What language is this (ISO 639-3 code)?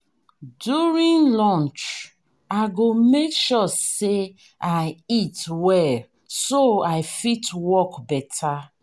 pcm